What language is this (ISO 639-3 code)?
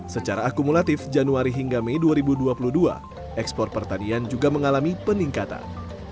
ind